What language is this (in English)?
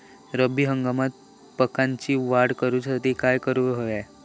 Marathi